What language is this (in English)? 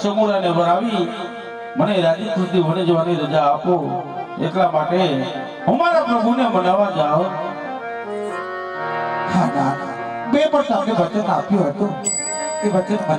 Gujarati